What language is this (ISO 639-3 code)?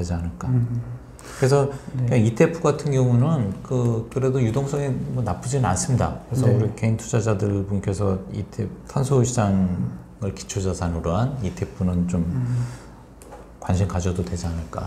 kor